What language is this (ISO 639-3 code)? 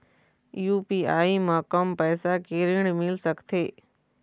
hne